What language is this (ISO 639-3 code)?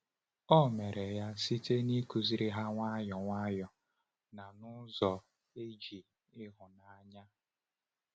ibo